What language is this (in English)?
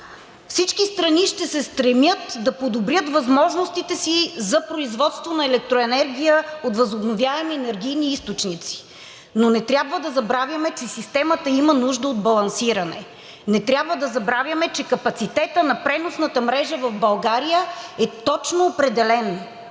Bulgarian